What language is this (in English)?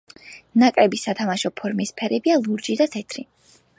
Georgian